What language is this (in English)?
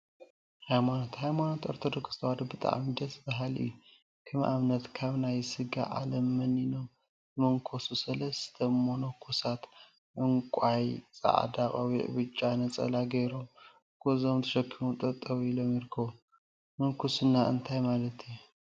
Tigrinya